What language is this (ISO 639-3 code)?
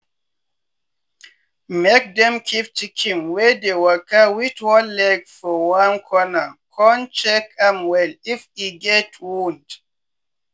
pcm